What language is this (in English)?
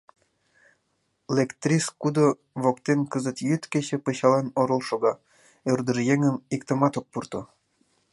Mari